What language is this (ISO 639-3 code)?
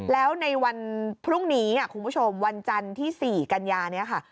tha